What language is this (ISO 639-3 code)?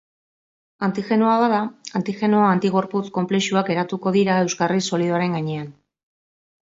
eus